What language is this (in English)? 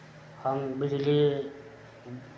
Maithili